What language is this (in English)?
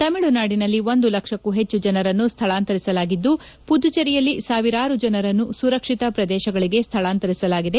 Kannada